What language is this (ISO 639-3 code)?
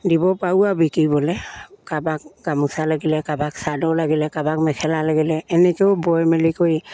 asm